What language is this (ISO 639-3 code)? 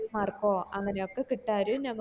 mal